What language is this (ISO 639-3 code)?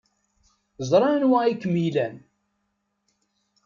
kab